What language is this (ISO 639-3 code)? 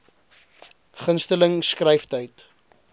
afr